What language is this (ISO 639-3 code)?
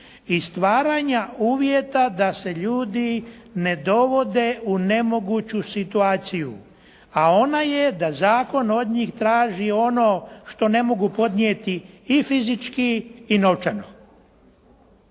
hrv